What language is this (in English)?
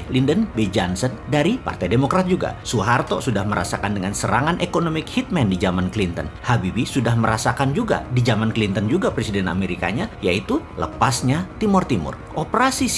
Indonesian